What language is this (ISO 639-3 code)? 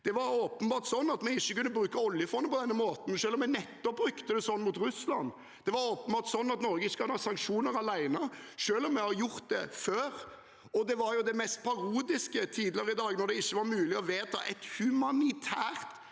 nor